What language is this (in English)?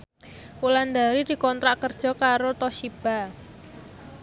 Javanese